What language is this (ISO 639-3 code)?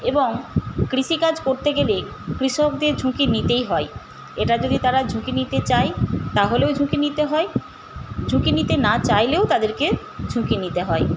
ben